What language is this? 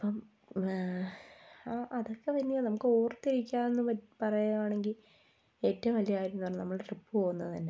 Malayalam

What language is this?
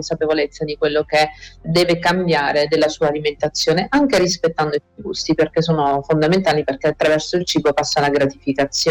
Italian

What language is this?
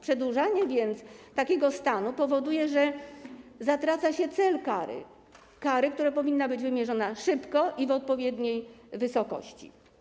Polish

